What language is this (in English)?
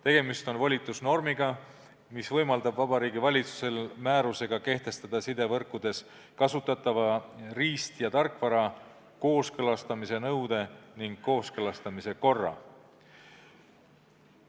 Estonian